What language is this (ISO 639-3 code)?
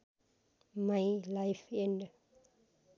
nep